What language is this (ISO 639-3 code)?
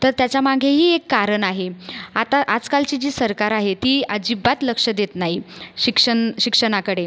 mar